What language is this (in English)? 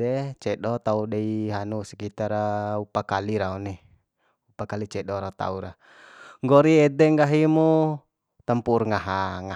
Bima